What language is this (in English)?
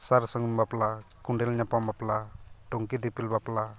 Santali